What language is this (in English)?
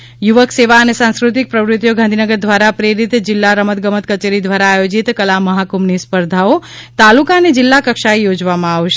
Gujarati